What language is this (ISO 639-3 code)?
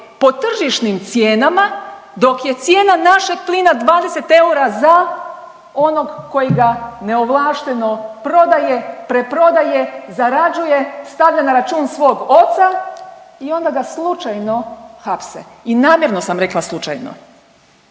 hrv